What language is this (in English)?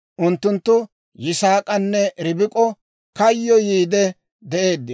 Dawro